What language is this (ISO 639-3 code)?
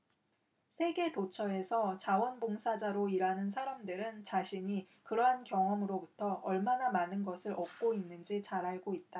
kor